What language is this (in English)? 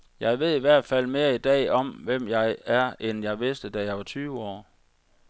Danish